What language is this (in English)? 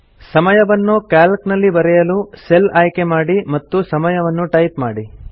Kannada